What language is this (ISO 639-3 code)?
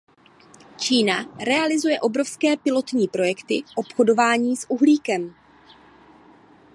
ces